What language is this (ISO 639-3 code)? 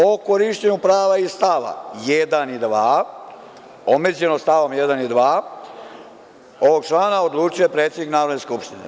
srp